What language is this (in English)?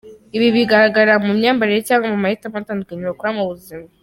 Kinyarwanda